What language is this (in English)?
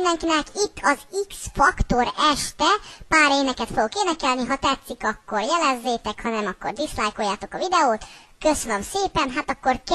Bulgarian